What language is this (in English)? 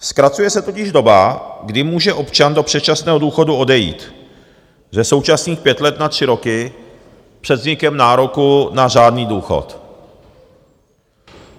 Czech